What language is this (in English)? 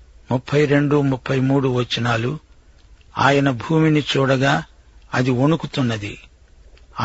Telugu